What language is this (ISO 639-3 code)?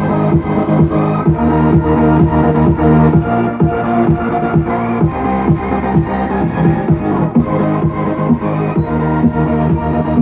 ind